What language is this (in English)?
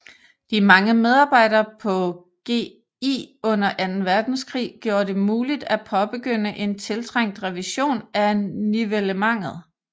Danish